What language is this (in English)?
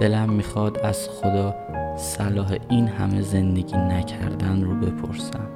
Persian